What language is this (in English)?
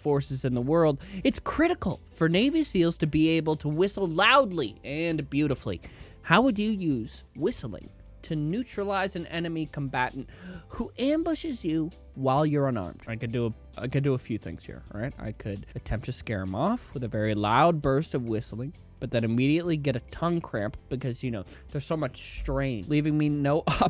English